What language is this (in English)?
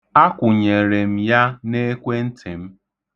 Igbo